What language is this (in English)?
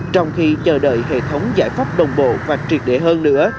Vietnamese